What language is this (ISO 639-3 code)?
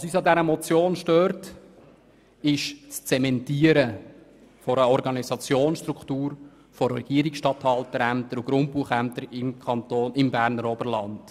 gsw